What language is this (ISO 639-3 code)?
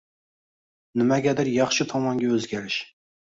uzb